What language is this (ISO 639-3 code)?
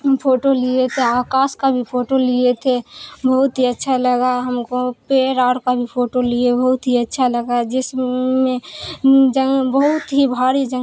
urd